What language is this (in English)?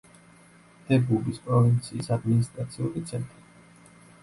Georgian